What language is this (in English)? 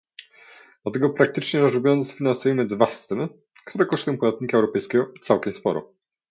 Polish